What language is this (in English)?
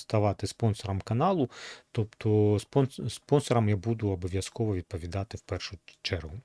Ukrainian